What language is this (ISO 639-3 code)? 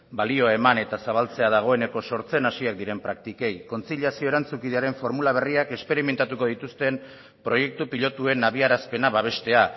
eus